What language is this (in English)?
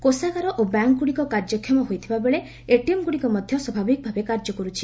Odia